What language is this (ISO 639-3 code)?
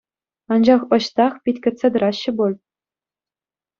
chv